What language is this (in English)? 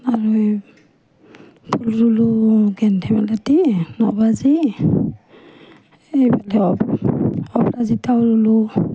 Assamese